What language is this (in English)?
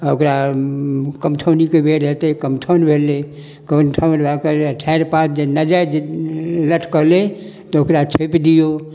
Maithili